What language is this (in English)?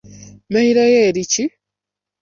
Ganda